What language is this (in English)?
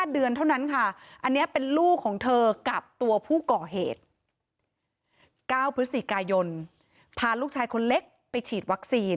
Thai